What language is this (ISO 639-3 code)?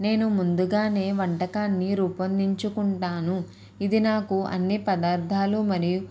tel